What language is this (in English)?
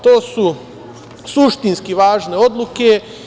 Serbian